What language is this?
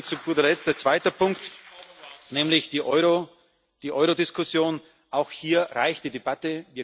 German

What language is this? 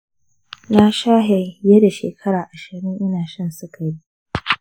Hausa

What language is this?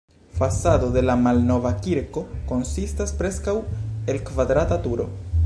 Esperanto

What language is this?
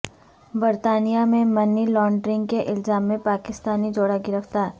Urdu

